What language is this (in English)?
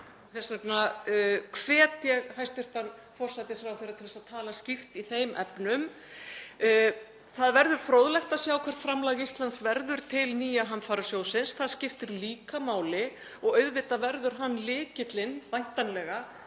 Icelandic